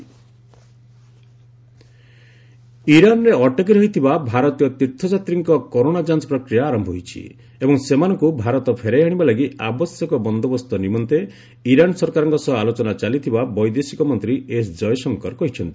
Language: Odia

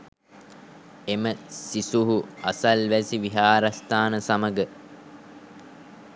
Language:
Sinhala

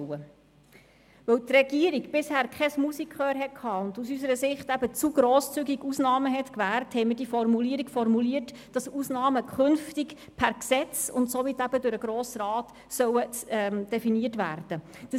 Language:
Swiss German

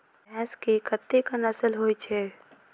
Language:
Maithili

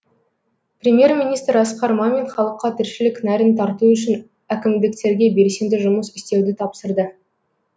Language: Kazakh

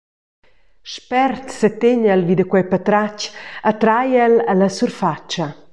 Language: Romansh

